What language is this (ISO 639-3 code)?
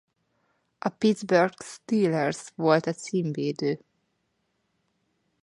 hun